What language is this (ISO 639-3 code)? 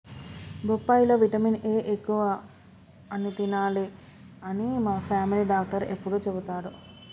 tel